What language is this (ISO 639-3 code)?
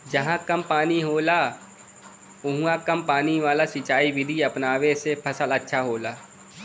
bho